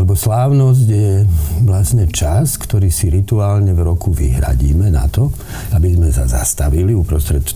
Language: Slovak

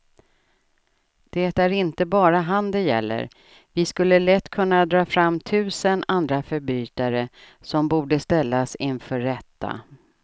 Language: Swedish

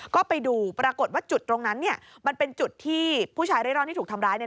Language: Thai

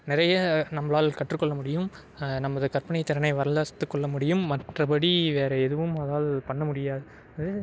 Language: Tamil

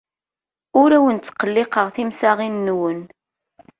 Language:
Kabyle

